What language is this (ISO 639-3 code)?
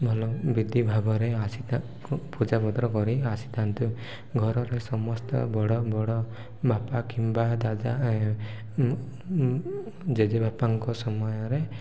ori